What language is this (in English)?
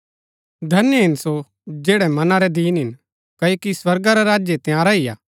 Gaddi